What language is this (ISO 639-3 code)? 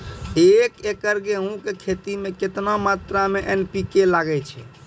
mai